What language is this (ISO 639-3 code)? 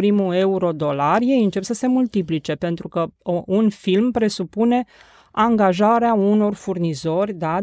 ron